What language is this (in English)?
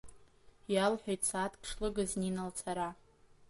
Abkhazian